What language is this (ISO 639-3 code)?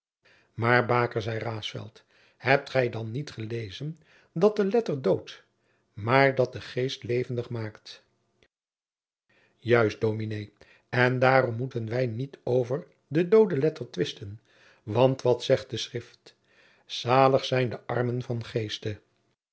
nld